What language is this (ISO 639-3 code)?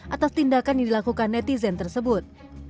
ind